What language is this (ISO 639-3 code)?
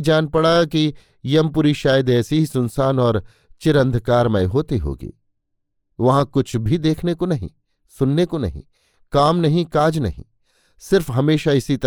hin